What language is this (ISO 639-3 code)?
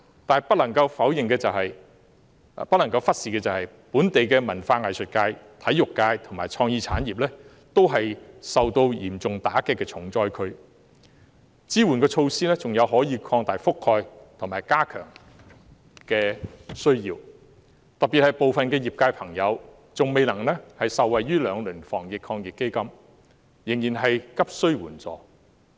yue